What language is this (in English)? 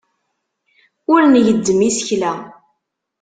Kabyle